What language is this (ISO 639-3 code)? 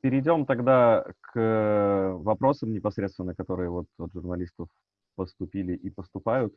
rus